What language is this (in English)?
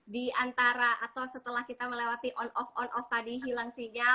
Indonesian